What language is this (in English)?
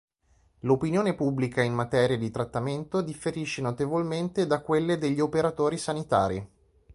Italian